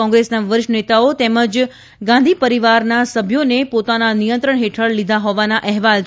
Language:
Gujarati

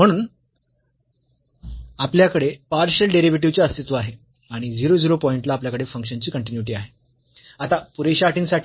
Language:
Marathi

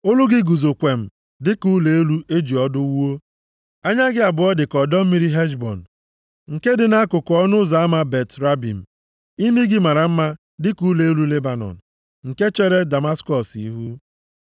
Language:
Igbo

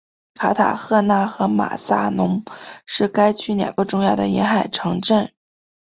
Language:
Chinese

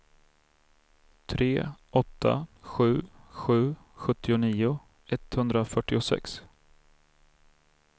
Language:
Swedish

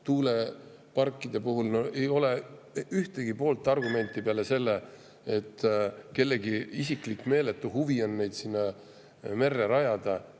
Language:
Estonian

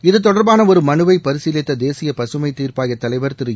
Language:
Tamil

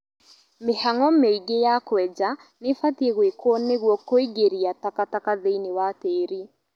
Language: Kikuyu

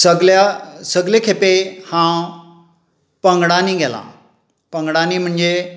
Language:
Konkani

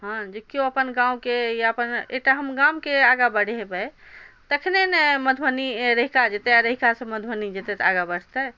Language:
Maithili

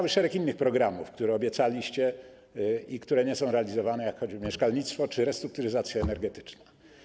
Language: Polish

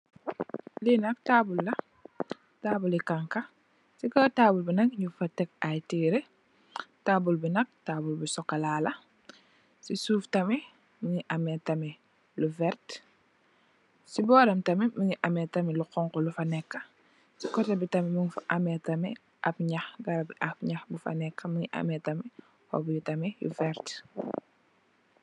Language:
Wolof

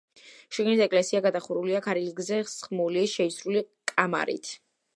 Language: Georgian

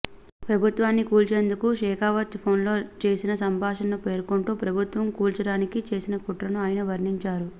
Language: Telugu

